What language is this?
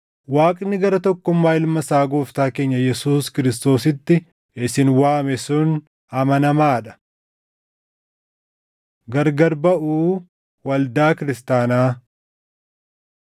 Oromo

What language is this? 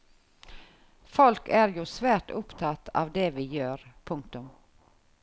Norwegian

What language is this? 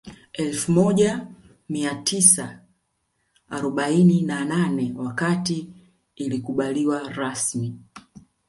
Swahili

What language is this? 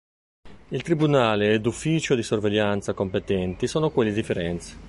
Italian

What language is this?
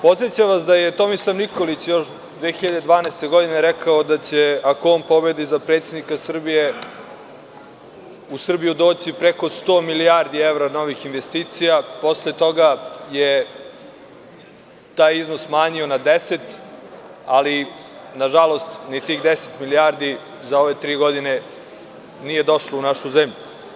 Serbian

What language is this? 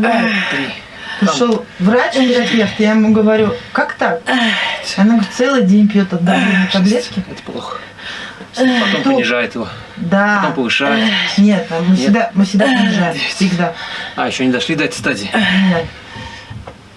Russian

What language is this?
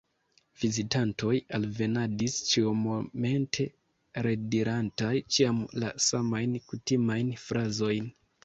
Esperanto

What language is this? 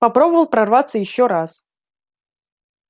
Russian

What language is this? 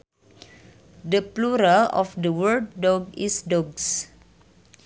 Sundanese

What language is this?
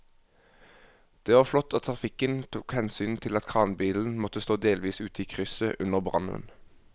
Norwegian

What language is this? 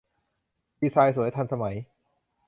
Thai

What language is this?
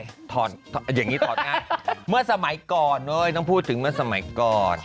Thai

